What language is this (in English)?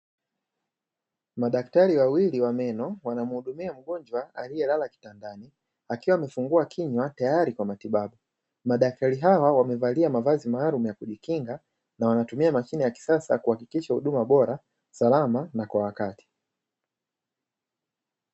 Swahili